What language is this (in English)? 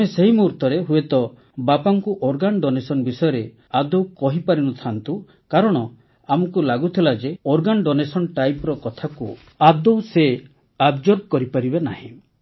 Odia